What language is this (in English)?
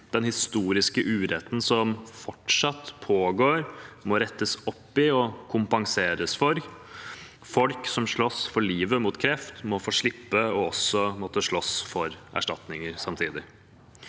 Norwegian